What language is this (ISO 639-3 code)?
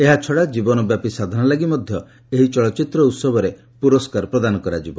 ori